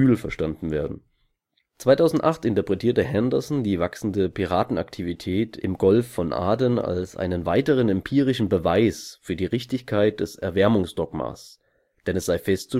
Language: German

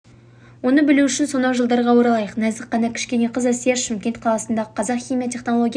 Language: Kazakh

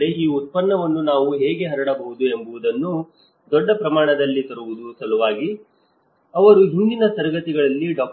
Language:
Kannada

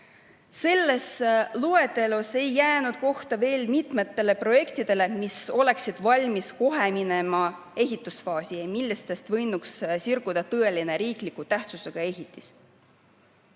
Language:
Estonian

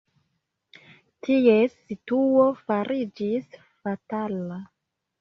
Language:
Esperanto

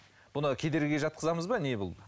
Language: Kazakh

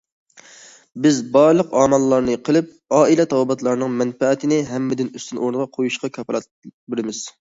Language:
Uyghur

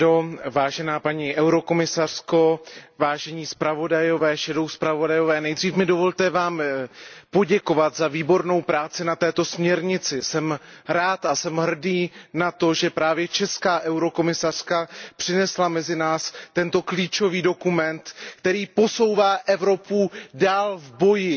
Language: Czech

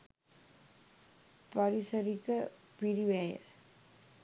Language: Sinhala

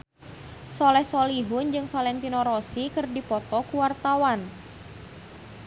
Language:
Sundanese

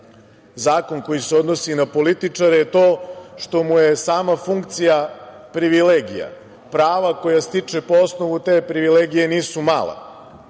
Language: Serbian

